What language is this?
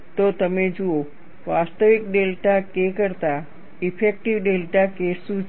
Gujarati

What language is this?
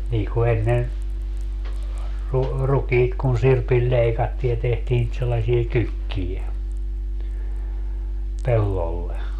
Finnish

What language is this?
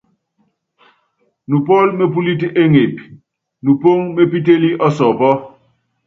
Yangben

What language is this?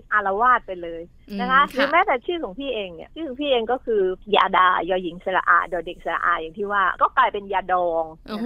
Thai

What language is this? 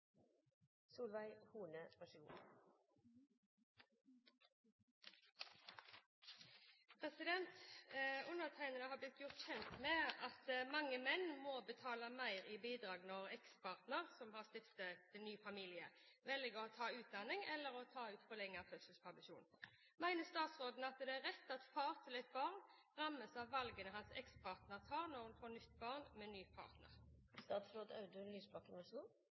Norwegian Bokmål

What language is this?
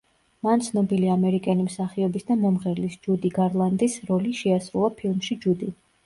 Georgian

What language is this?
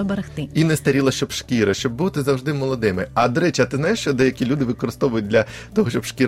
Ukrainian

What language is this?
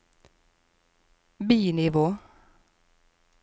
Norwegian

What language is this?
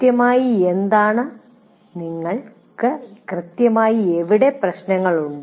Malayalam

